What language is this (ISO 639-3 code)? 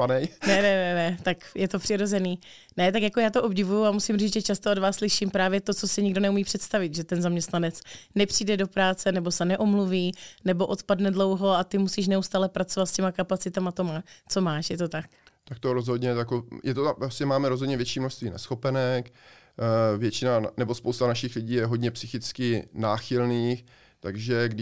ces